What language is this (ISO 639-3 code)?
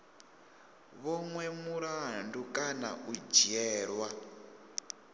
ven